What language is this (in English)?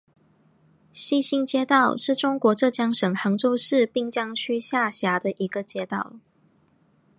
Chinese